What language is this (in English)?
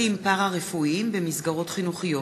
Hebrew